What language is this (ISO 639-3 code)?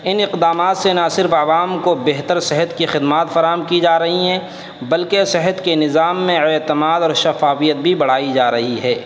urd